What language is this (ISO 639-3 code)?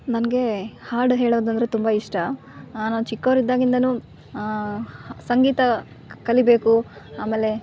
kan